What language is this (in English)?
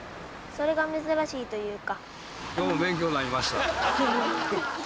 Japanese